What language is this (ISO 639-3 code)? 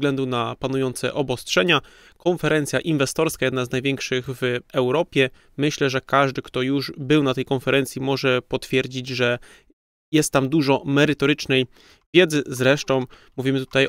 pol